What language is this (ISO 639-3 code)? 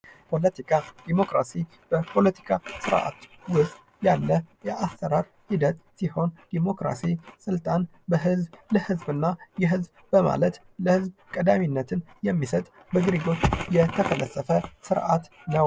amh